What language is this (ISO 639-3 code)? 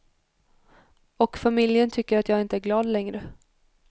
swe